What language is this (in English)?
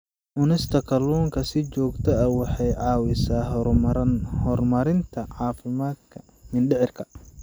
Somali